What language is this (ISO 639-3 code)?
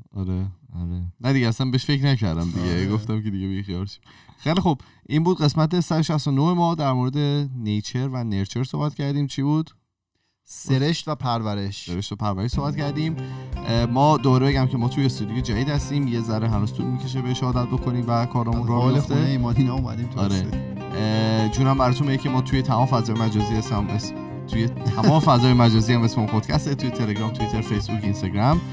fas